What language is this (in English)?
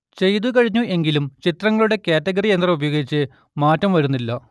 Malayalam